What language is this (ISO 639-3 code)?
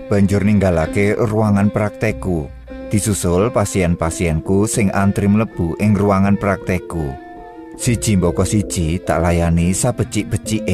ind